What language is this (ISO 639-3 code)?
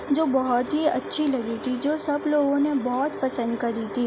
urd